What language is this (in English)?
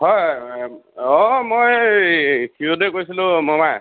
Assamese